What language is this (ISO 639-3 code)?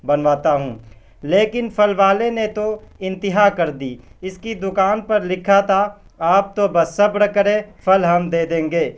urd